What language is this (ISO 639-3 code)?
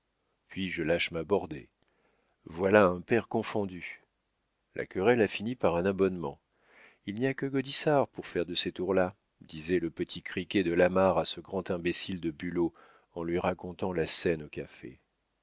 fra